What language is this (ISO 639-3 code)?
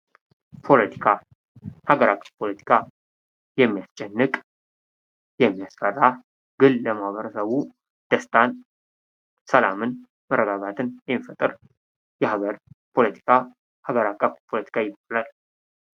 amh